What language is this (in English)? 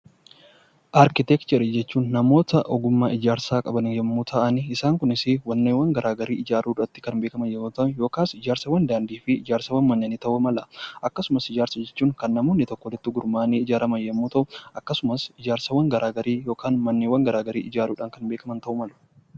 Oromo